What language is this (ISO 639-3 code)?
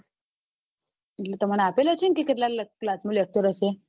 guj